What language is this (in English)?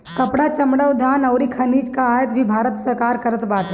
Bhojpuri